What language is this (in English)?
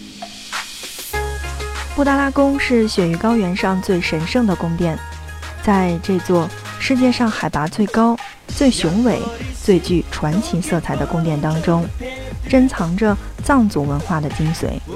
Chinese